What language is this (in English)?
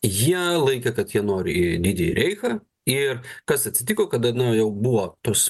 Lithuanian